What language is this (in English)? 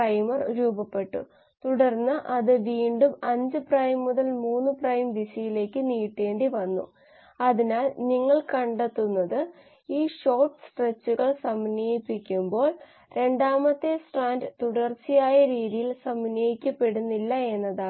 Malayalam